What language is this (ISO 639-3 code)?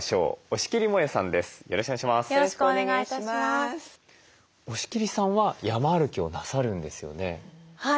jpn